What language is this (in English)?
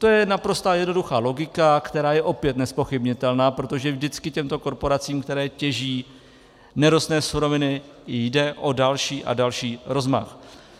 Czech